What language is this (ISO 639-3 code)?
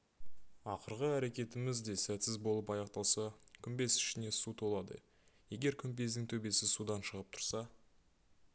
kaz